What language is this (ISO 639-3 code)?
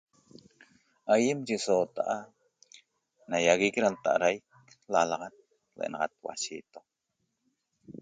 tob